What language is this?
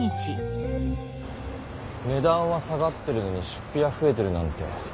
Japanese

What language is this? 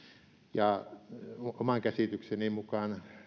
Finnish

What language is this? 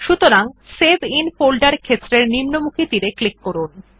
Bangla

